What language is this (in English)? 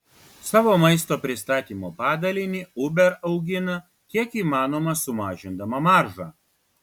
Lithuanian